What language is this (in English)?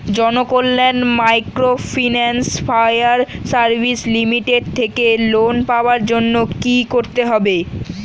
Bangla